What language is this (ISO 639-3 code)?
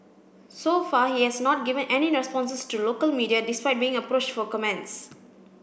eng